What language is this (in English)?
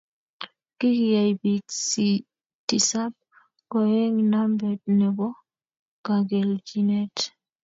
Kalenjin